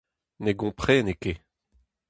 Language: Breton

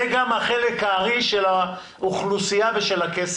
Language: Hebrew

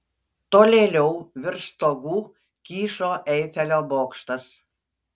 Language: Lithuanian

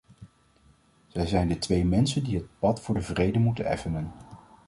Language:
Dutch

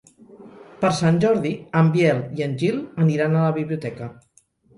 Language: Catalan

